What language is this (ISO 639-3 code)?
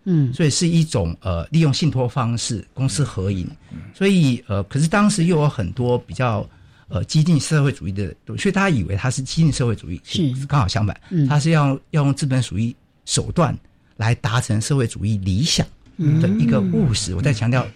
zho